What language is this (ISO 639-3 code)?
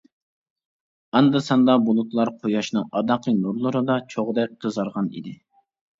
uig